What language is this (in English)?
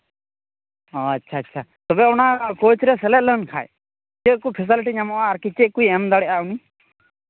Santali